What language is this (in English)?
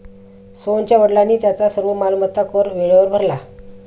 Marathi